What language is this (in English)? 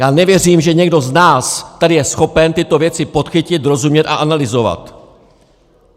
Czech